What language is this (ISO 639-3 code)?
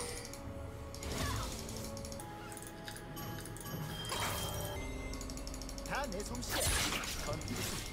kor